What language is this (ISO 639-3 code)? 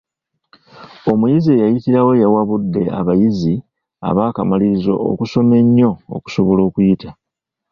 lug